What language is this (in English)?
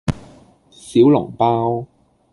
Cantonese